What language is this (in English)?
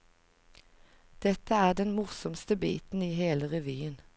Norwegian